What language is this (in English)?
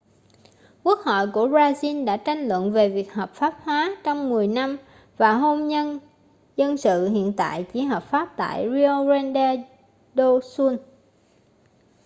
Vietnamese